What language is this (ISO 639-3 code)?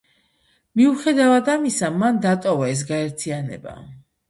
kat